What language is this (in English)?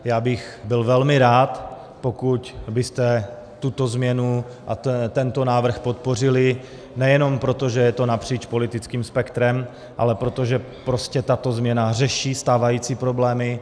Czech